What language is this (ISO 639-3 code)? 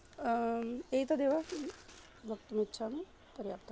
san